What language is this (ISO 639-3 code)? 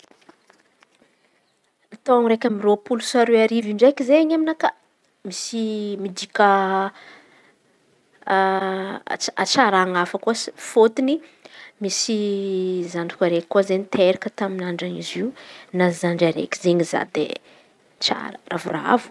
xmv